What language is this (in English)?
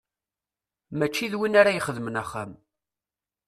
Kabyle